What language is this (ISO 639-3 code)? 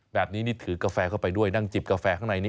tha